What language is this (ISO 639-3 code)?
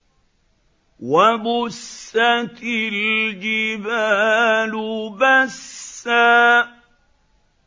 ara